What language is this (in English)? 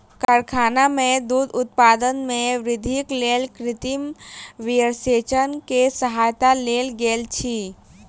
Maithili